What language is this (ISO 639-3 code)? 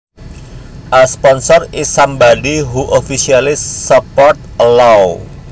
jav